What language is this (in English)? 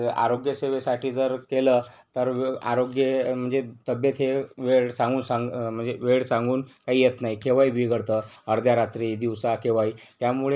Marathi